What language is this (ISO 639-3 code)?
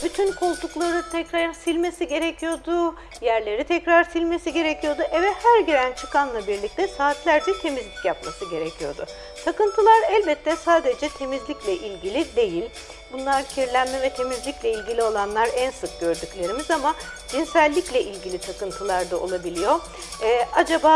tur